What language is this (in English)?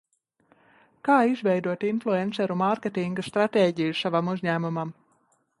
Latvian